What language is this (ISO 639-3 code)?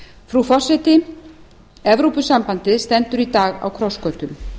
isl